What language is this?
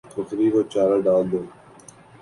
Urdu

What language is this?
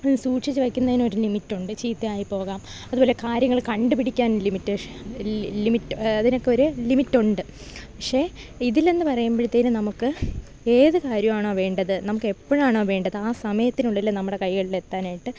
Malayalam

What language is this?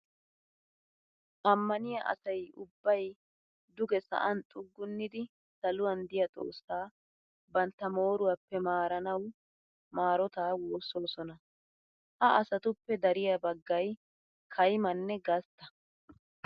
Wolaytta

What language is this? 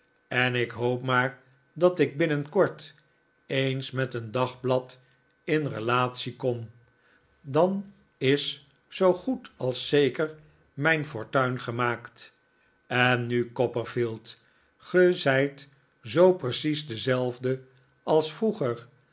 Dutch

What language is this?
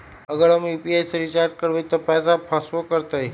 Magahi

